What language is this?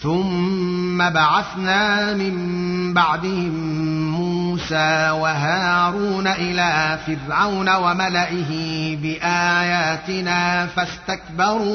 Arabic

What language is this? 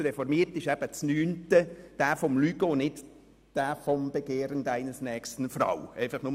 Swiss German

